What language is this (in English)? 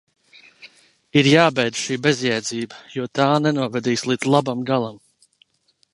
Latvian